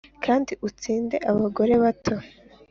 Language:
Kinyarwanda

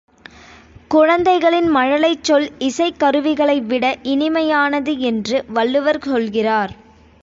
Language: Tamil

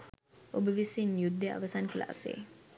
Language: Sinhala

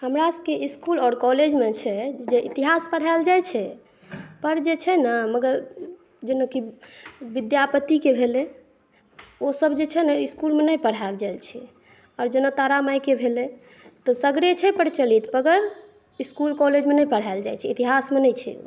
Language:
Maithili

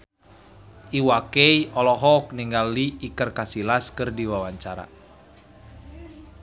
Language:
Sundanese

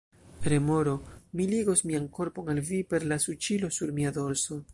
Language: Esperanto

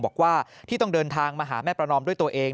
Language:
Thai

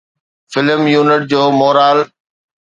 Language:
Sindhi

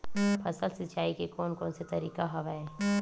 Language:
Chhattisgarhi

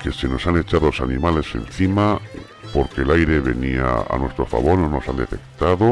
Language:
Spanish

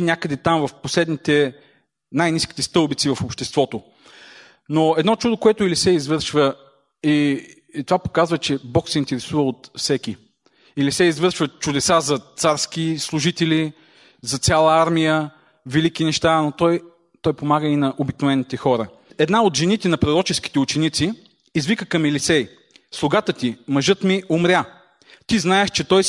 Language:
Bulgarian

